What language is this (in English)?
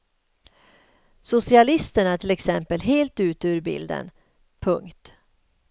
Swedish